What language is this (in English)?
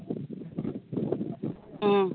Manipuri